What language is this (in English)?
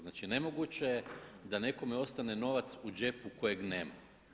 Croatian